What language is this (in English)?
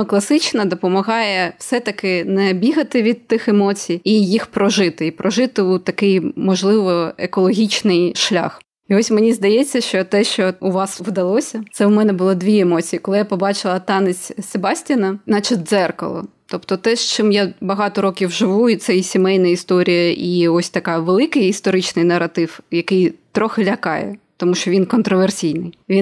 Ukrainian